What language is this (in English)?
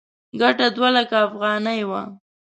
Pashto